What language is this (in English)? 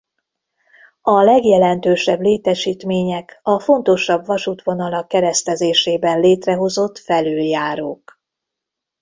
Hungarian